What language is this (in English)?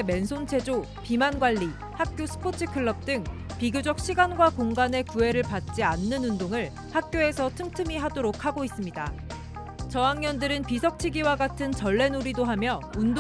Korean